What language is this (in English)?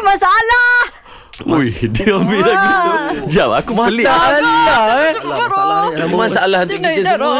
Malay